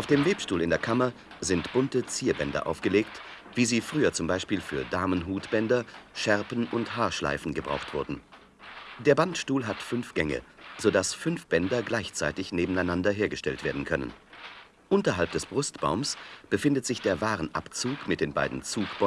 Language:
German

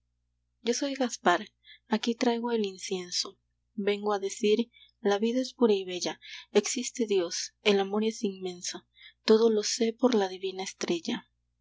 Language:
Spanish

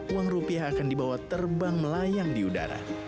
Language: Indonesian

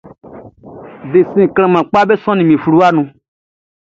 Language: Baoulé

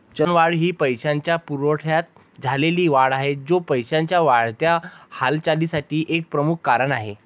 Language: Marathi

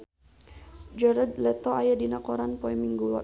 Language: Sundanese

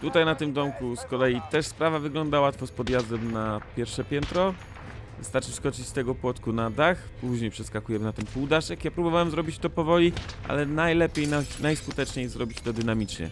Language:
Polish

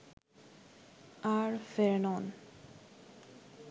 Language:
Bangla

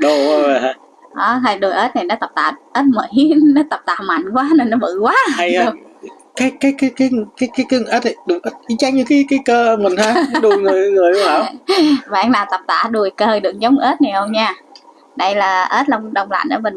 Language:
Vietnamese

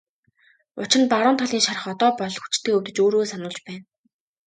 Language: Mongolian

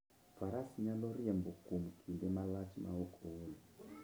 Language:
Luo (Kenya and Tanzania)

